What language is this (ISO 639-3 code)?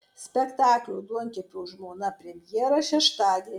lit